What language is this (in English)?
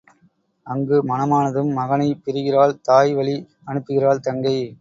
Tamil